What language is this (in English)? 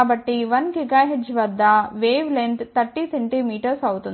Telugu